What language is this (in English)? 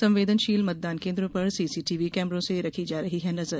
Hindi